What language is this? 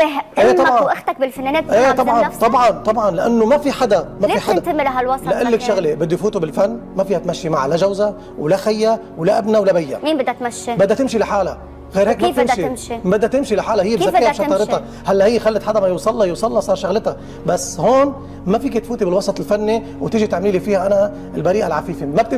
Arabic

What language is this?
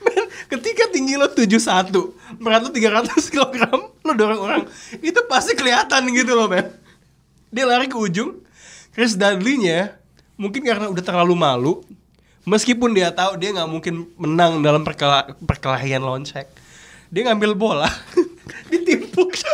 Indonesian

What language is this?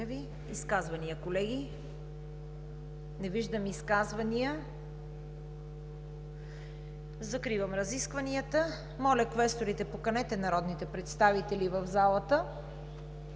Bulgarian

